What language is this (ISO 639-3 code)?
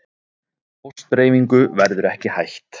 isl